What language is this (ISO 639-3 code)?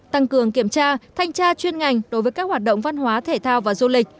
vie